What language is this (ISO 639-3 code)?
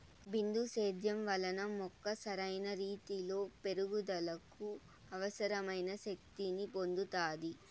tel